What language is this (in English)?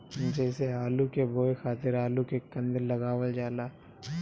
Bhojpuri